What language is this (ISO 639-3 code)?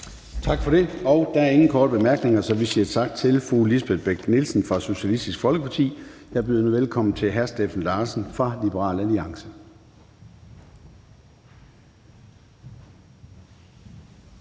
dan